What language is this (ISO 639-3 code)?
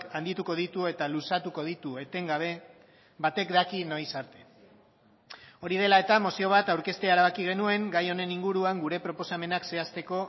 eus